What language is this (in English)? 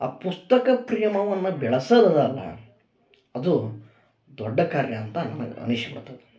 Kannada